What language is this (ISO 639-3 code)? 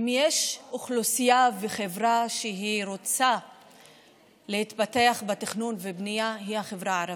heb